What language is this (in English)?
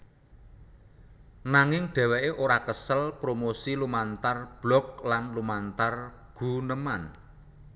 Javanese